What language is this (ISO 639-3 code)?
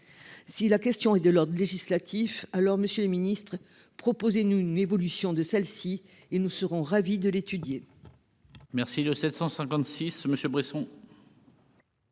fra